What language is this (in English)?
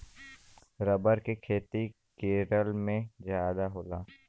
Bhojpuri